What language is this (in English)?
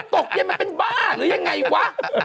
Thai